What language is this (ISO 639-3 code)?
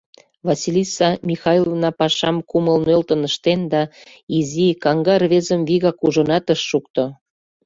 chm